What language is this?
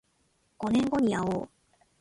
Japanese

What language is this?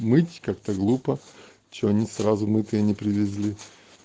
Russian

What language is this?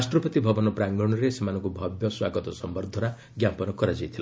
Odia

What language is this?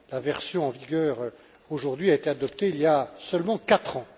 French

